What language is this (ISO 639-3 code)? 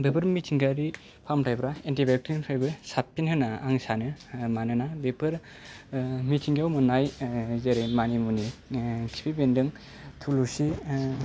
brx